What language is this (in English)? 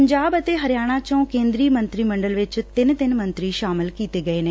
Punjabi